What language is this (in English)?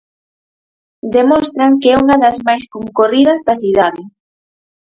Galician